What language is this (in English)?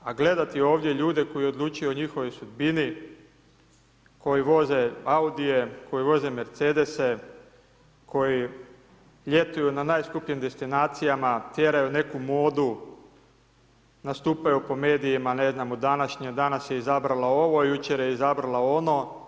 Croatian